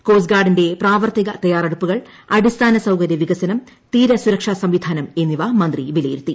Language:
Malayalam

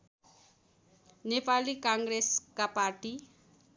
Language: Nepali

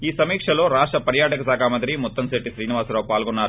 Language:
Telugu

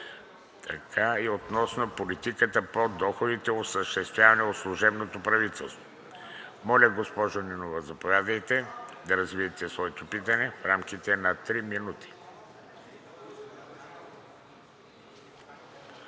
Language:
Bulgarian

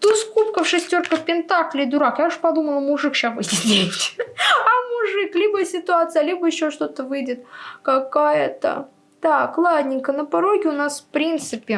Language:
Russian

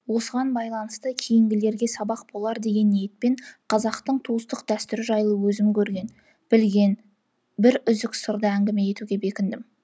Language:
Kazakh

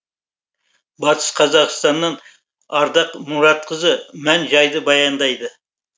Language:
Kazakh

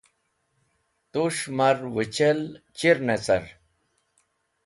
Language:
Wakhi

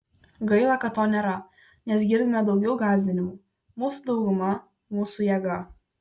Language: Lithuanian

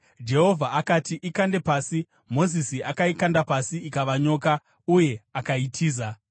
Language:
Shona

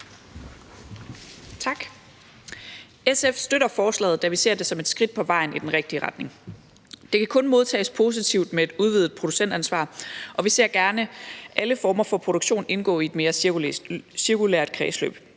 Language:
Danish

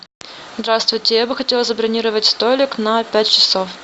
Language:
Russian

